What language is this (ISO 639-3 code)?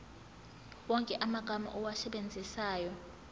zul